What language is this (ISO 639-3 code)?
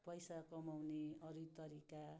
nep